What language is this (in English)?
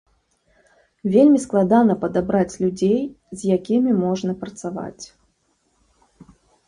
Belarusian